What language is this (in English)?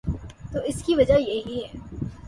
Urdu